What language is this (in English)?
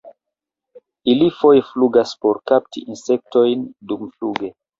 Esperanto